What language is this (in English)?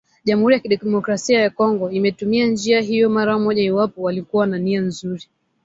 Swahili